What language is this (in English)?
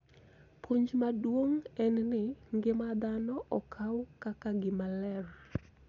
Luo (Kenya and Tanzania)